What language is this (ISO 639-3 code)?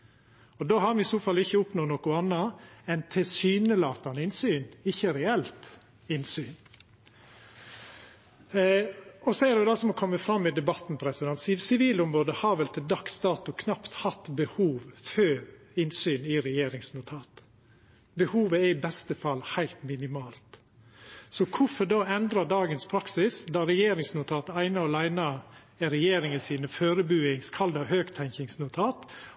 nno